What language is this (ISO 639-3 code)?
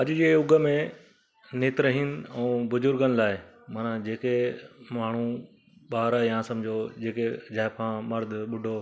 snd